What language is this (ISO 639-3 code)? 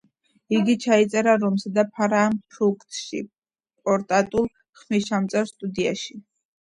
kat